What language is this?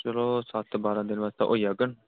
Dogri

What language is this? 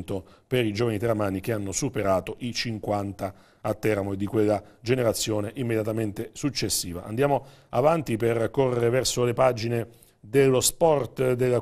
Italian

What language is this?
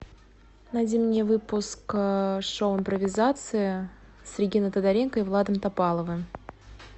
Russian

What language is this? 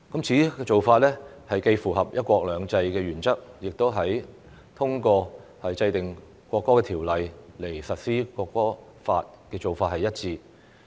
Cantonese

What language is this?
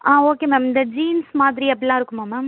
Tamil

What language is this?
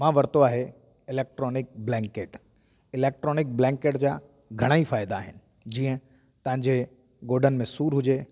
Sindhi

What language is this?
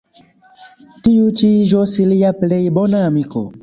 Esperanto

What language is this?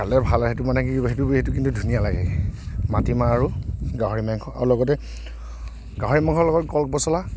Assamese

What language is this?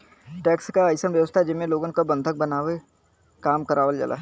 Bhojpuri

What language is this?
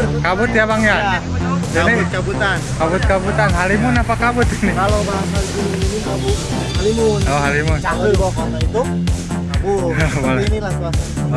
Indonesian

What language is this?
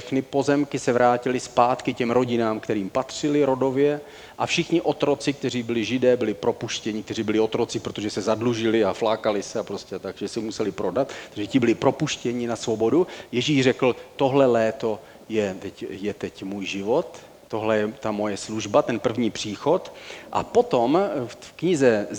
Czech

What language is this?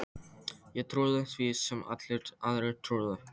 Icelandic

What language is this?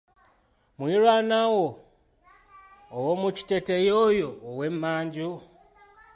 Ganda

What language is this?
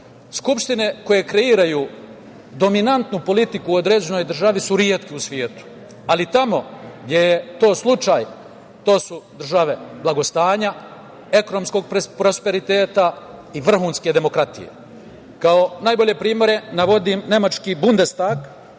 Serbian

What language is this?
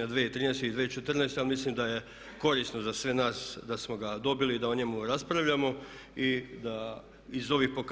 Croatian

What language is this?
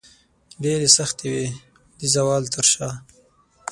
Pashto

